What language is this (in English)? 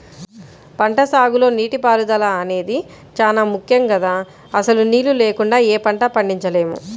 Telugu